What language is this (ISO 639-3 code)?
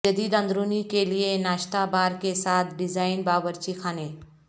urd